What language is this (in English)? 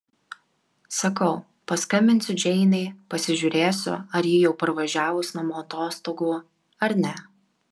Lithuanian